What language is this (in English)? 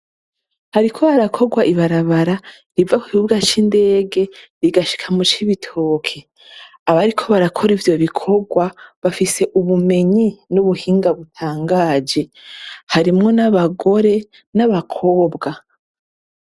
Rundi